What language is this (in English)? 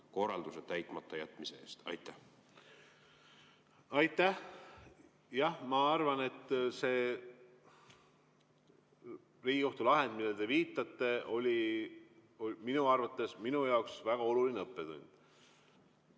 Estonian